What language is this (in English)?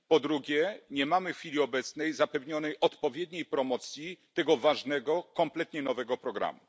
Polish